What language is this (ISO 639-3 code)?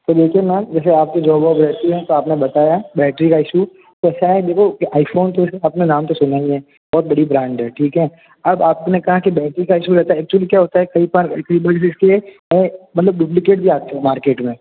hin